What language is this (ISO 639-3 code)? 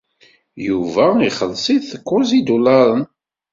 kab